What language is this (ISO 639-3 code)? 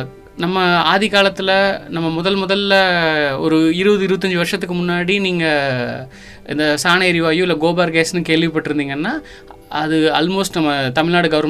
tam